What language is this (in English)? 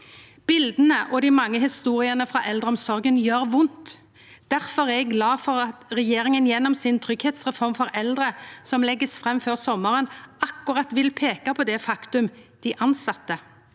Norwegian